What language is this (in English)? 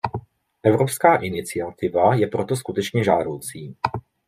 Czech